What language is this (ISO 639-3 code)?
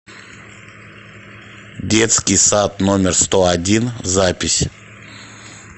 rus